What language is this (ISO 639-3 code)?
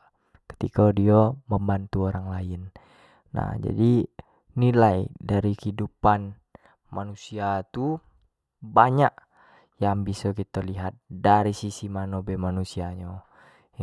jax